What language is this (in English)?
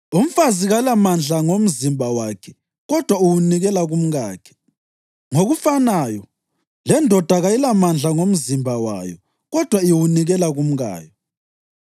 North Ndebele